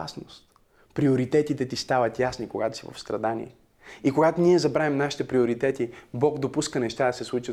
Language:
Bulgarian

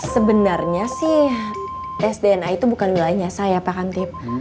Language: Indonesian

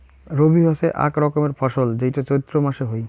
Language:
Bangla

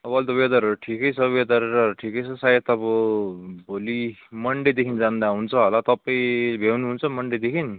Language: Nepali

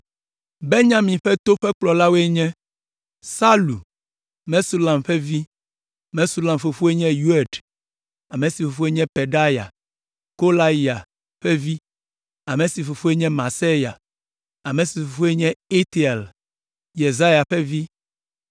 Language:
Ewe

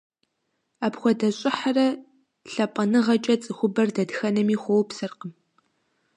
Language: Kabardian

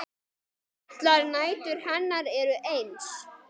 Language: Icelandic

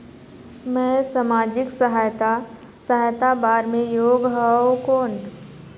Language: Chhattisgarhi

